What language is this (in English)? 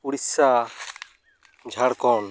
Santali